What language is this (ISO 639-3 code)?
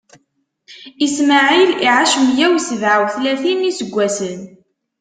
kab